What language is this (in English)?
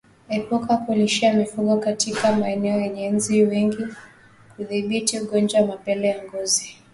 Swahili